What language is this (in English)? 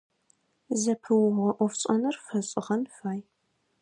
Adyghe